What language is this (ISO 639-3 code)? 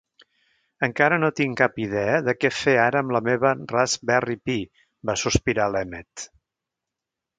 cat